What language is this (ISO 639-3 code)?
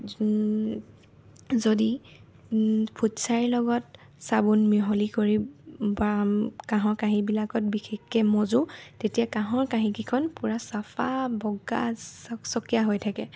asm